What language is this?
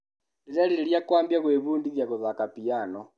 Kikuyu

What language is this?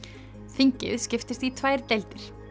Icelandic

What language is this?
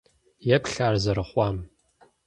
Kabardian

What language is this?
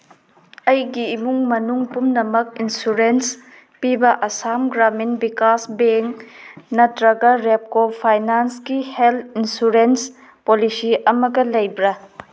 Manipuri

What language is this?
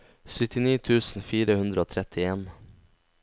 Norwegian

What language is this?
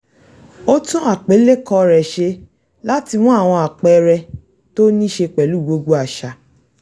Yoruba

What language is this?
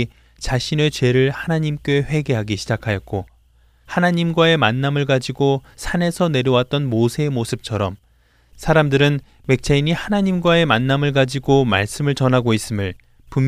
Korean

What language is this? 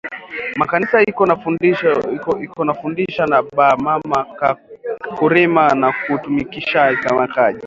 Swahili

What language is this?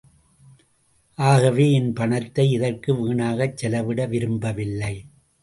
Tamil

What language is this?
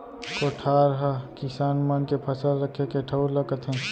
Chhattisgarhi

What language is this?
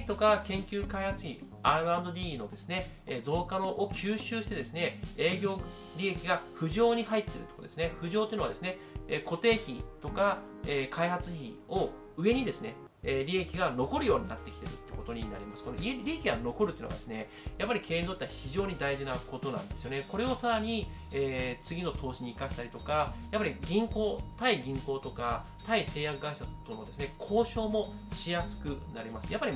Japanese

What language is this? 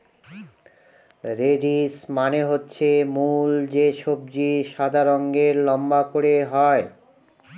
Bangla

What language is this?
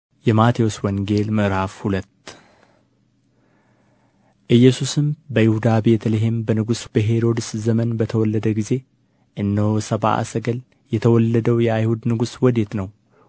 Amharic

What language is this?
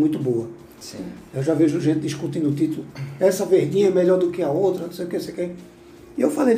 Portuguese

